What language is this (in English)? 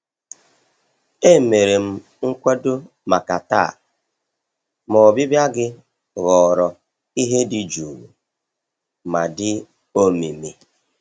Igbo